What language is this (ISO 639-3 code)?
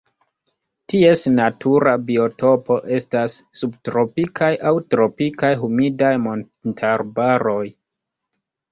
epo